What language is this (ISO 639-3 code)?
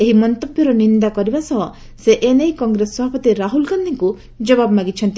ori